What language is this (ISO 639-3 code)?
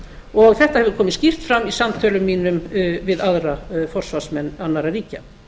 isl